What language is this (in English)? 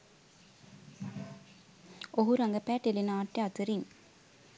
Sinhala